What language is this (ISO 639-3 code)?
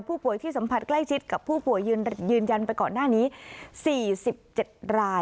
tha